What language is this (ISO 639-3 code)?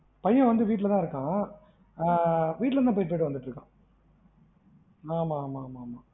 tam